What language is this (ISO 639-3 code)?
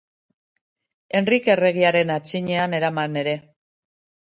eus